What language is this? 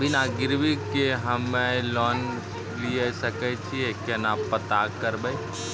Maithili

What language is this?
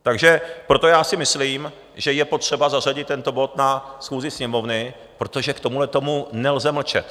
Czech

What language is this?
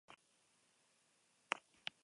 Basque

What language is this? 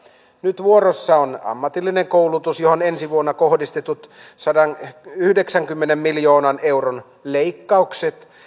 Finnish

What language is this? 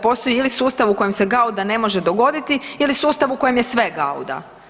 Croatian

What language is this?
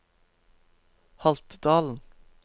Norwegian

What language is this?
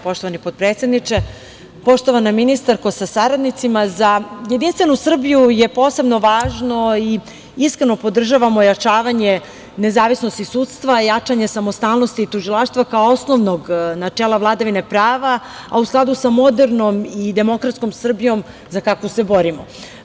Serbian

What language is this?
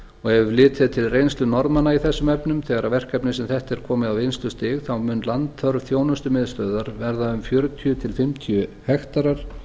Icelandic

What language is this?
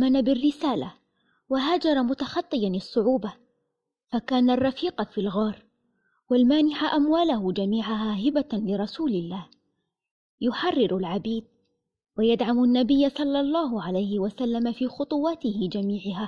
Arabic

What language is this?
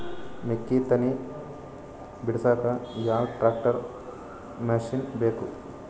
Kannada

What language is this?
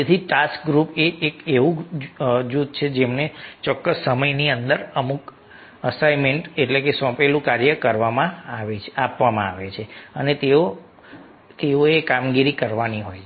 Gujarati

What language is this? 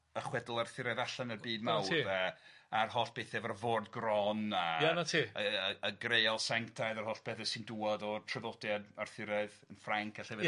Welsh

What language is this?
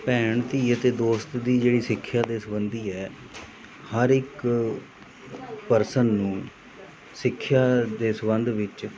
Punjabi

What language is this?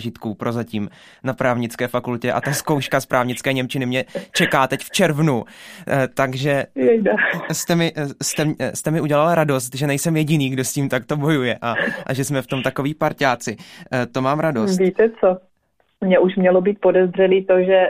Czech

